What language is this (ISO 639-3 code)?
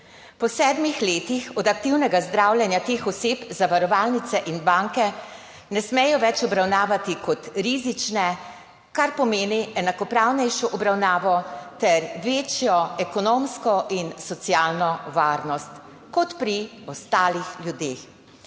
slv